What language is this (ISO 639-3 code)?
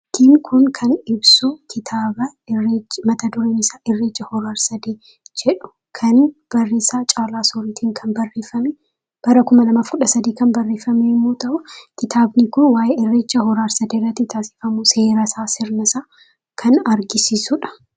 orm